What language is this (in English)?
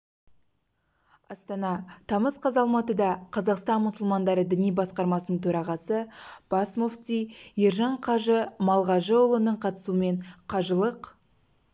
Kazakh